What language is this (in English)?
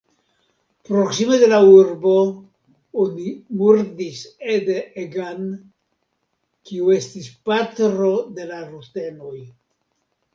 Esperanto